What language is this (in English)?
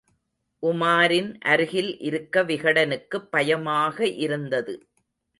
Tamil